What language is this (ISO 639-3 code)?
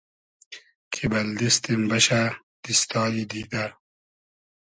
haz